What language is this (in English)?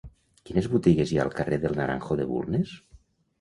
Catalan